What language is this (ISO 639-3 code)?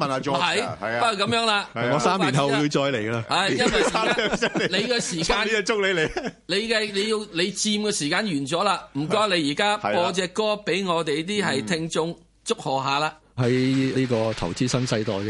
zho